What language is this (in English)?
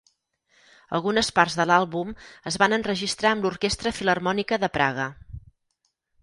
Catalan